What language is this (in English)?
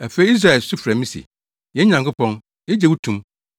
Akan